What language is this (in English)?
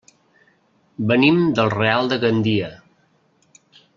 Catalan